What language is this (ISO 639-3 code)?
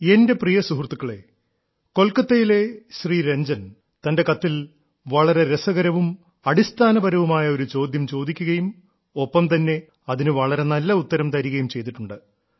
mal